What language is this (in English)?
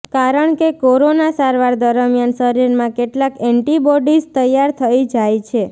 Gujarati